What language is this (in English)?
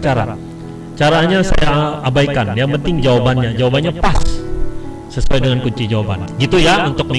Indonesian